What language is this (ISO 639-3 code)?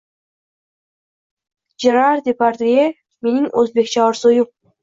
uzb